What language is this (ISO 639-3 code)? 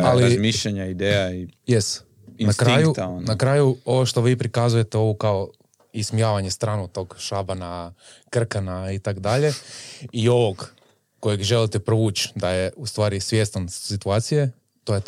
hrv